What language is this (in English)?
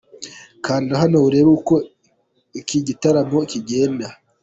Kinyarwanda